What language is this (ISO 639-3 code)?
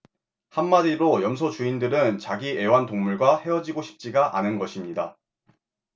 kor